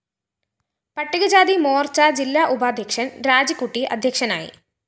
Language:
Malayalam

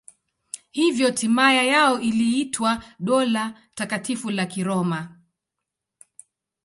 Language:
Swahili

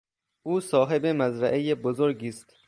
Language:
Persian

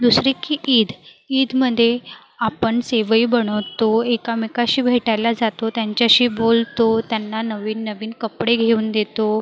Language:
Marathi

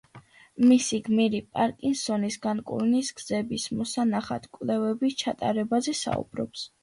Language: Georgian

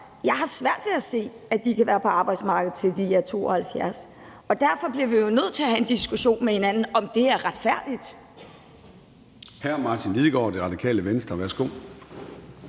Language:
Danish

